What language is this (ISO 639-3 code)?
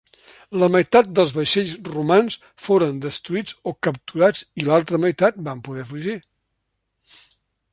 cat